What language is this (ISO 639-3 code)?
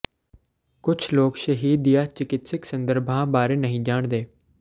pan